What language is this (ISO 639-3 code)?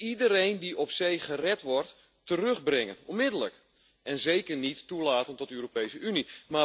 nld